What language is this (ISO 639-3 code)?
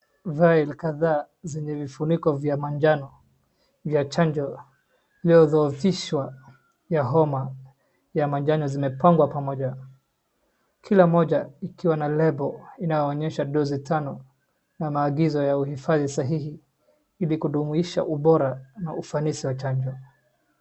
swa